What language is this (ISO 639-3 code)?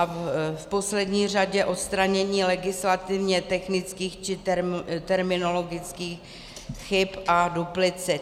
ces